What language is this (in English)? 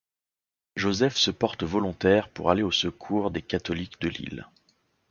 French